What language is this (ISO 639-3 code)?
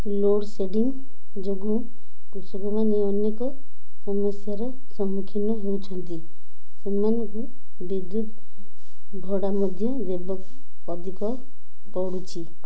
ori